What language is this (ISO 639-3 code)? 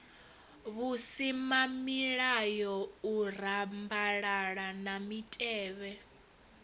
ven